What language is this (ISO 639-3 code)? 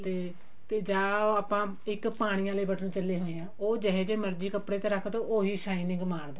pan